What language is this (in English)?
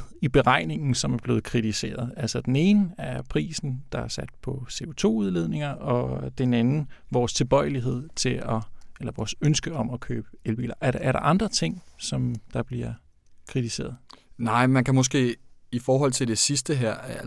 Danish